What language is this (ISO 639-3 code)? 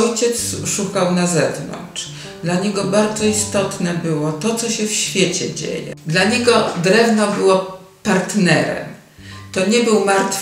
pol